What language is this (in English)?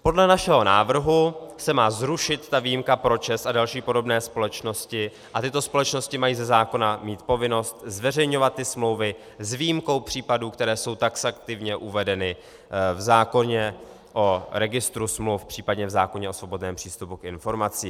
Czech